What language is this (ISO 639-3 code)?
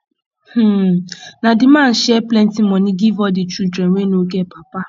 pcm